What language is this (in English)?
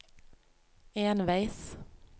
Norwegian